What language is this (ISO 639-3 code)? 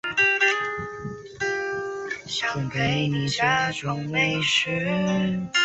zho